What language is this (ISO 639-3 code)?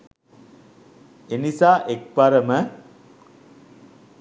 sin